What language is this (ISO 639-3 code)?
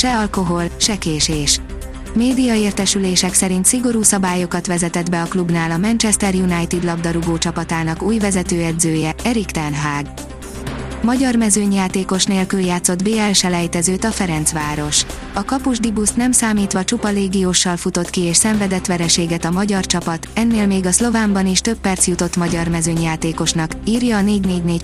hun